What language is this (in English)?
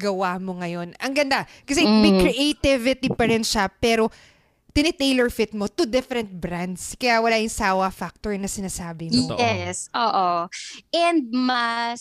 Filipino